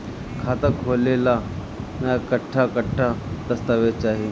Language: Bhojpuri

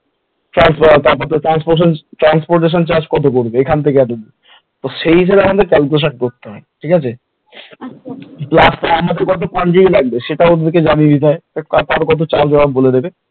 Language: Bangla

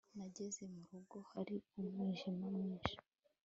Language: Kinyarwanda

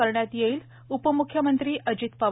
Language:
Marathi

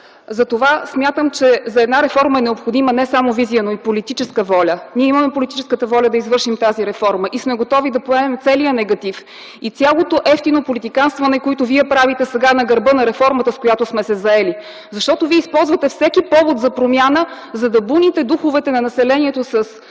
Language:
Bulgarian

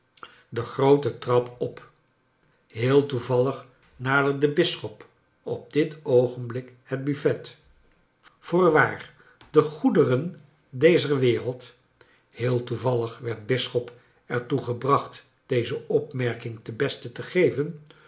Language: Dutch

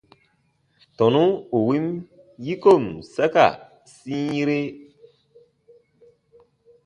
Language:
Baatonum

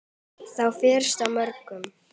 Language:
Icelandic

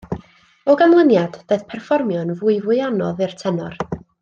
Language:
Welsh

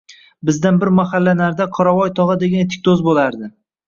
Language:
Uzbek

